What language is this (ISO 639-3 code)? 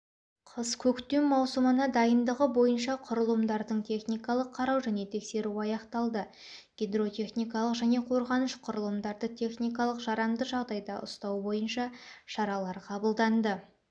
kaz